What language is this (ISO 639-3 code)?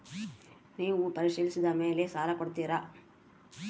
kan